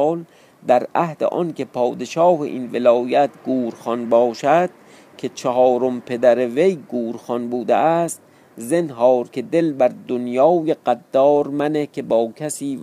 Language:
Persian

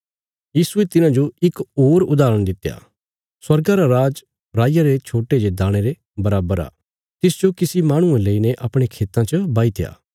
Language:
Bilaspuri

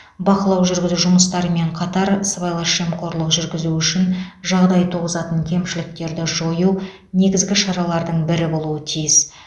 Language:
Kazakh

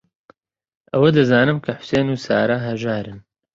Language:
Central Kurdish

